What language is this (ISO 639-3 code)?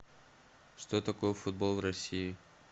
rus